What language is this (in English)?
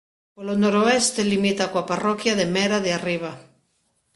Galician